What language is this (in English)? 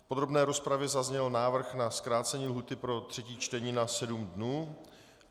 Czech